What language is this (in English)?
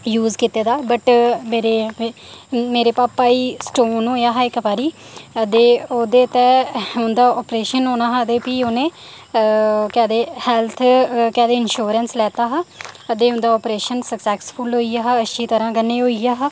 Dogri